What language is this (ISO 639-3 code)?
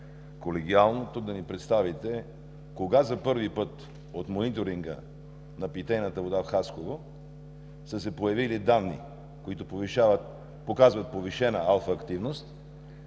bul